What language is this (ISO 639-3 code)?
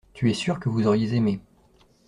fra